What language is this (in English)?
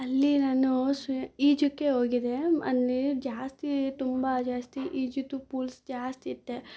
Kannada